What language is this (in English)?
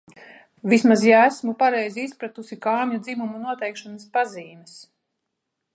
Latvian